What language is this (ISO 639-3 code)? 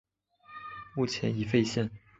zho